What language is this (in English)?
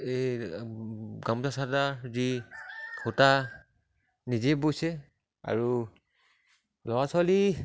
Assamese